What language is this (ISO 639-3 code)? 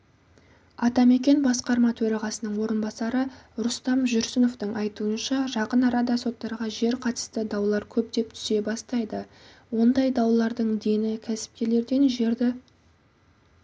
kaz